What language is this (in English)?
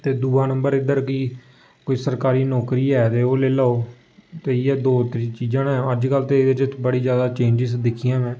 Dogri